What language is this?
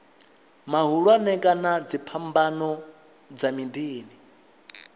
Venda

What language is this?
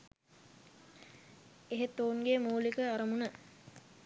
Sinhala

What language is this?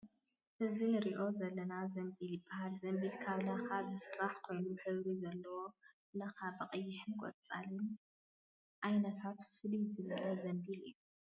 Tigrinya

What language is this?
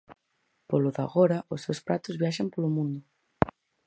Galician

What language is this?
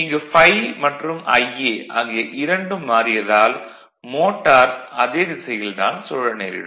Tamil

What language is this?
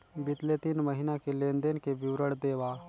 Chhattisgarhi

